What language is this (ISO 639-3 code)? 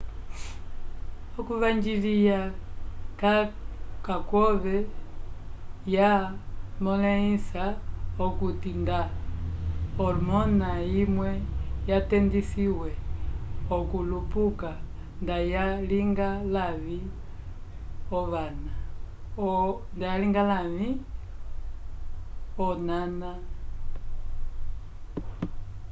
umb